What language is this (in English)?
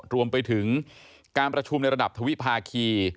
Thai